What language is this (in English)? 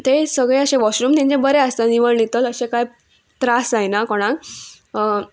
Konkani